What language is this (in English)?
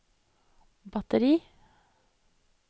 Norwegian